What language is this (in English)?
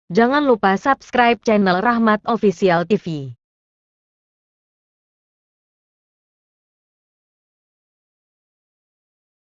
Indonesian